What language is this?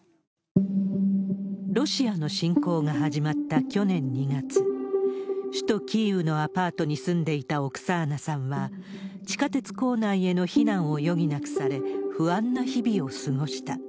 Japanese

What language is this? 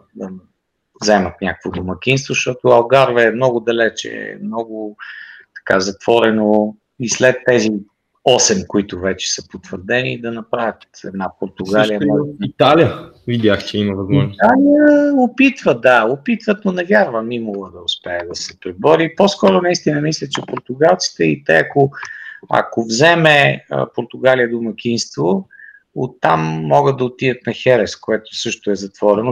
Bulgarian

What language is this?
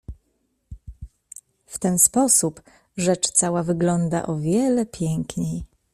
Polish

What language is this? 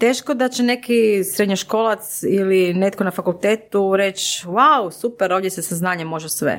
Croatian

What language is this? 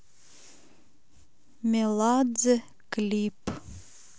Russian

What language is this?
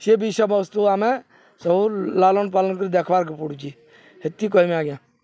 Odia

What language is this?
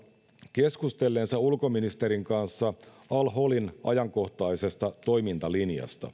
Finnish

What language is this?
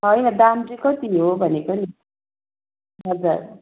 Nepali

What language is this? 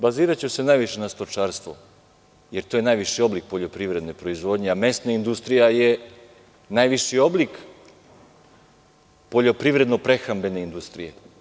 Serbian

